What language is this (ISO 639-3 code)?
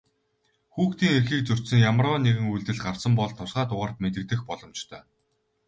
mon